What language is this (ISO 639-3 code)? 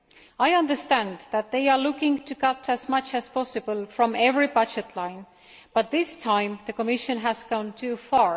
eng